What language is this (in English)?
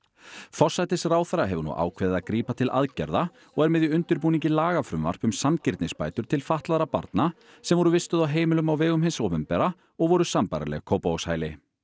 Icelandic